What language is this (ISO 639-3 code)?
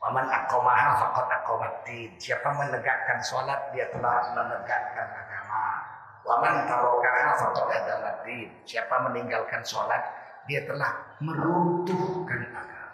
ind